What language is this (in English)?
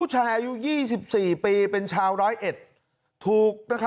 Thai